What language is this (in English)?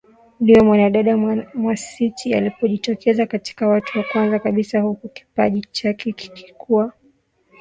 Swahili